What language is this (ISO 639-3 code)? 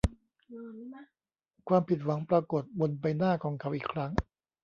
tha